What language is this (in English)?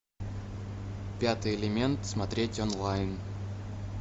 Russian